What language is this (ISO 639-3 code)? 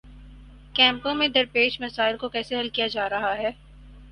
urd